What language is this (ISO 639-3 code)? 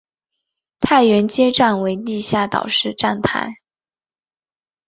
zho